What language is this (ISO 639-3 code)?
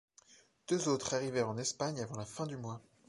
fra